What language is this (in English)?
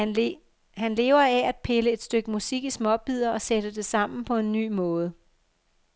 Danish